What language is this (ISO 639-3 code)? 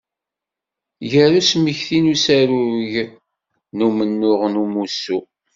kab